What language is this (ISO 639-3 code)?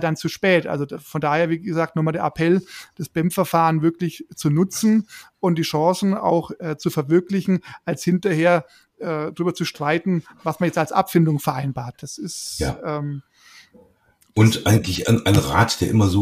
deu